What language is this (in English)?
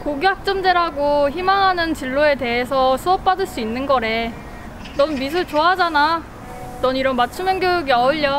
Korean